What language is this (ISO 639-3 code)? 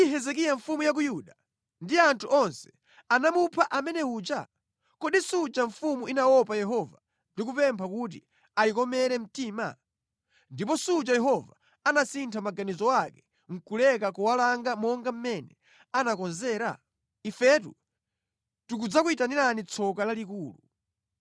nya